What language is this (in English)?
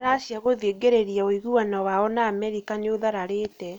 Kikuyu